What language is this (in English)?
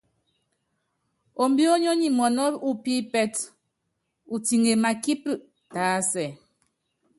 Yangben